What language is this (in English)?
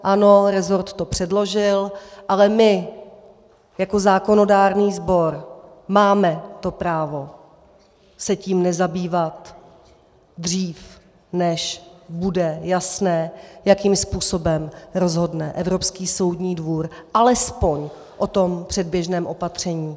Czech